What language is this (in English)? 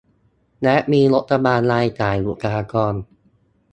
Thai